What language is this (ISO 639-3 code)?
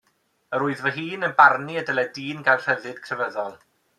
cym